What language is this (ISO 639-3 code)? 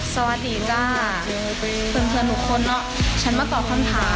tha